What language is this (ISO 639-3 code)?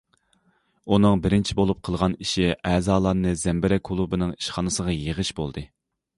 uig